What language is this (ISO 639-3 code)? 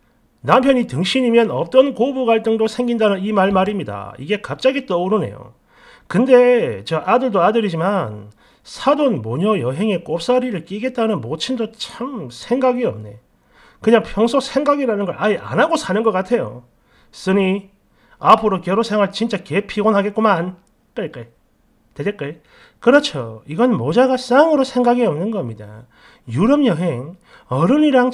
kor